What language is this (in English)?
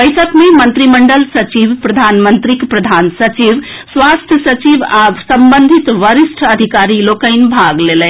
Maithili